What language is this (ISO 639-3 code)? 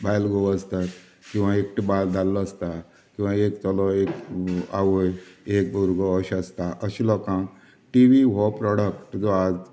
kok